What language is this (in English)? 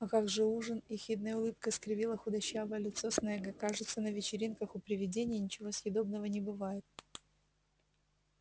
Russian